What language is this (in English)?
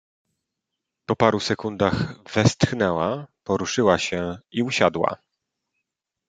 Polish